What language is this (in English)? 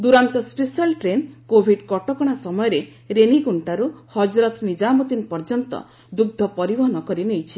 Odia